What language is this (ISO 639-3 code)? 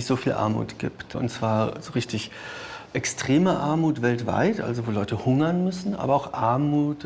deu